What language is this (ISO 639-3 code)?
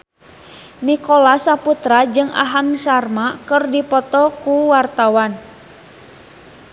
sun